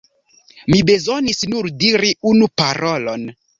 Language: Esperanto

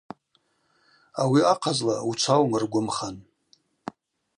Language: Abaza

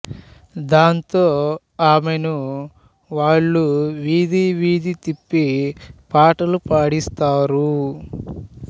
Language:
Telugu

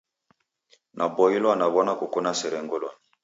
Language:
Taita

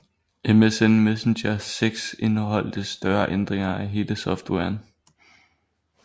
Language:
Danish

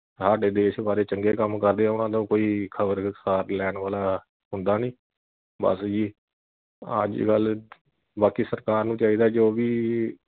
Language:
Punjabi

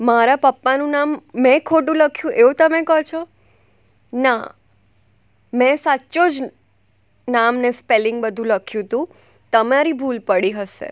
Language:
Gujarati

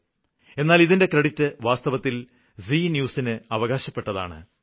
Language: Malayalam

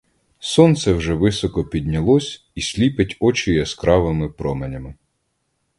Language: Ukrainian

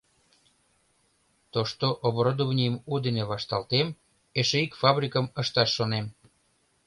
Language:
Mari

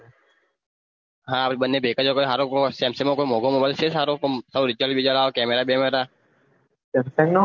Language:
Gujarati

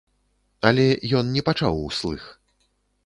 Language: Belarusian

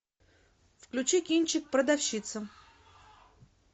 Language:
Russian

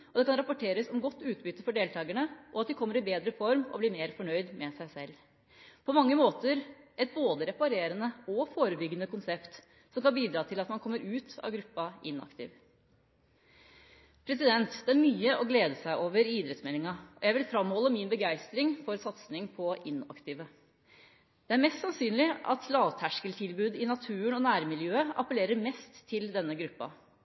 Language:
Norwegian Bokmål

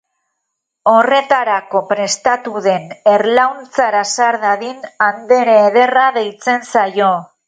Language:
Basque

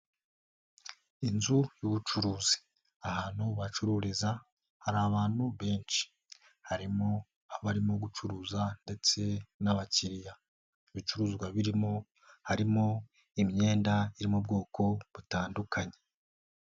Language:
Kinyarwanda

